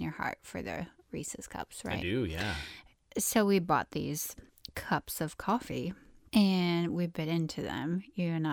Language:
English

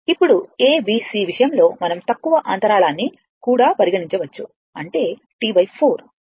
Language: Telugu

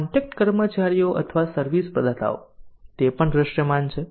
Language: Gujarati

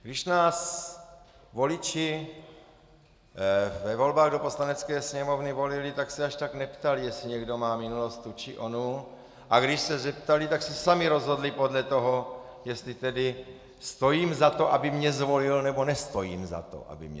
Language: Czech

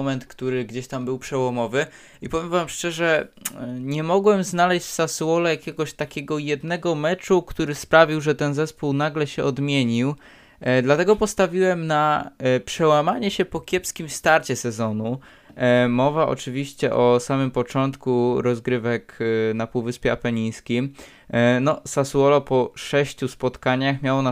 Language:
Polish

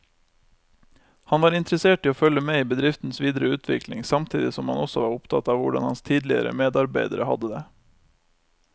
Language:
Norwegian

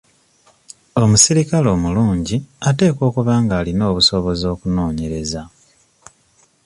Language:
Ganda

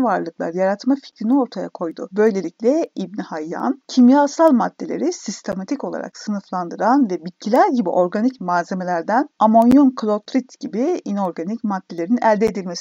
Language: Turkish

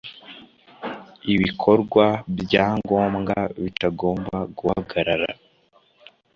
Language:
Kinyarwanda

